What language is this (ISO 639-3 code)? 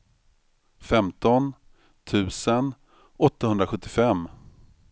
swe